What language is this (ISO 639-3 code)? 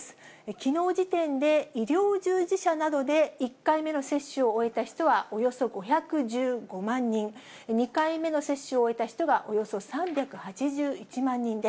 jpn